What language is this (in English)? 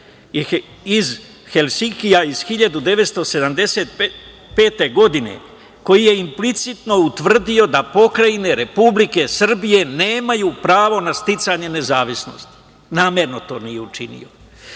Serbian